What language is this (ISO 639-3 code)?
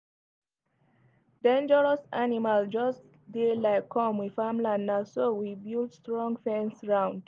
pcm